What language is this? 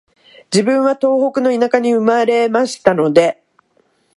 Japanese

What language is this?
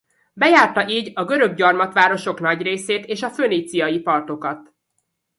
Hungarian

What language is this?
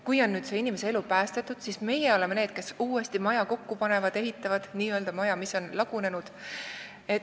Estonian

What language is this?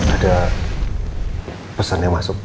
Indonesian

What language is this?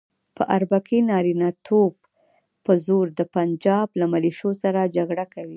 Pashto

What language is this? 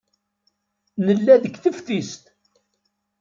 Kabyle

